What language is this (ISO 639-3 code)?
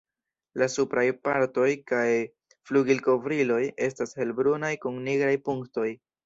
epo